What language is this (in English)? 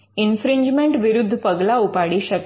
Gujarati